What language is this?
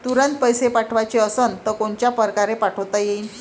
Marathi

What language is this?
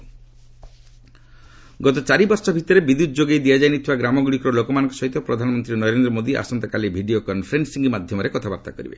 Odia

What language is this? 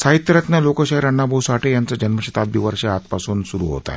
Marathi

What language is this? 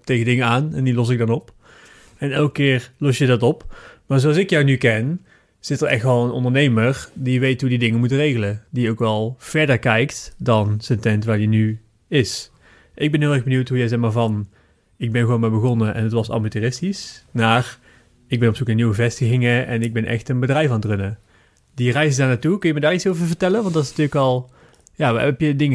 Dutch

